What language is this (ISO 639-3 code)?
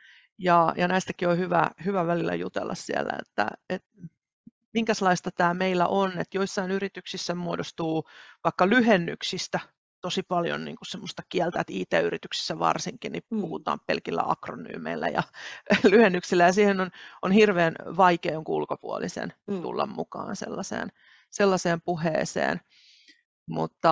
fin